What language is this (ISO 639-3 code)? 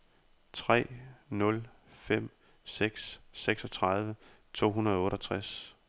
dan